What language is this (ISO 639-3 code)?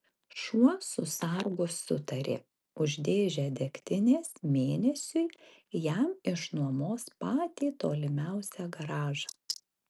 lit